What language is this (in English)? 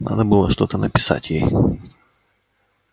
Russian